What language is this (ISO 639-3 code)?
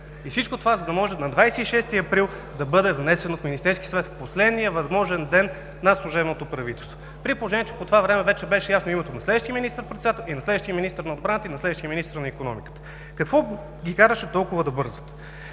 bul